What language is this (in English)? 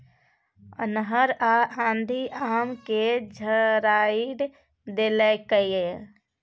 Maithili